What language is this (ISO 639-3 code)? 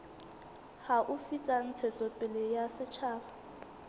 sot